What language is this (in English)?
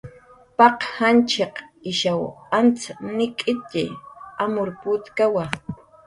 Jaqaru